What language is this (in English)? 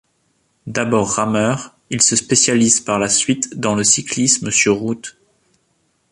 French